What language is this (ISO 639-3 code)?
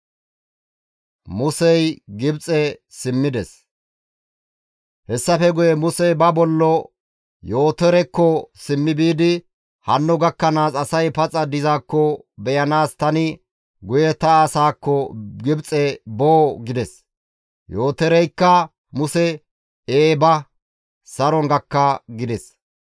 gmv